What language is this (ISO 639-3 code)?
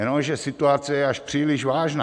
ces